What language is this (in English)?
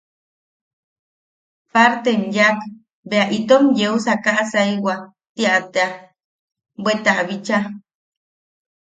Yaqui